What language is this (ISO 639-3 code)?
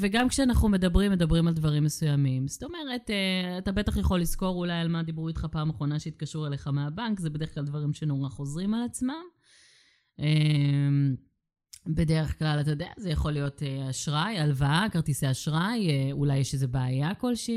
heb